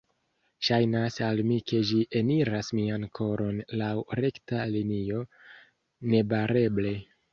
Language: Esperanto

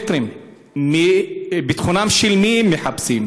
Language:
Hebrew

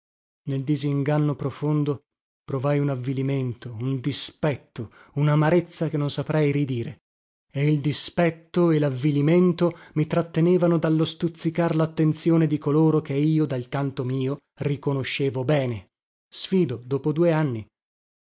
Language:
Italian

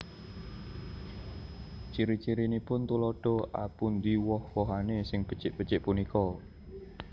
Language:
Javanese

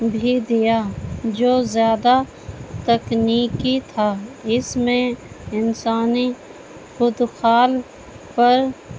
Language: Urdu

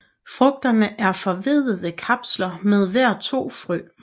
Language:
Danish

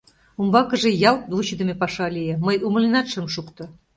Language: Mari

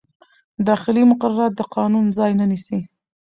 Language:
Pashto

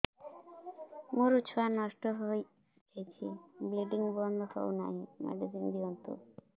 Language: Odia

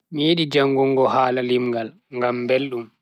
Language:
Bagirmi Fulfulde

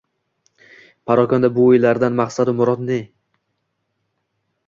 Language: Uzbek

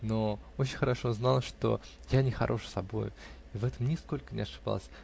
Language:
Russian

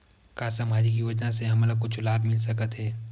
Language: Chhattisgarhi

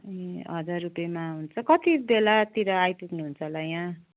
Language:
Nepali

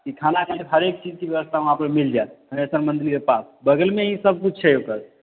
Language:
Maithili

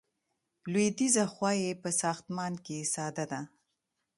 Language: Pashto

